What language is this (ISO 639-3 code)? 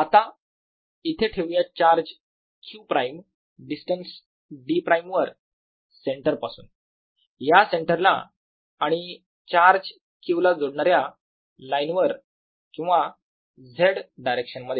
mar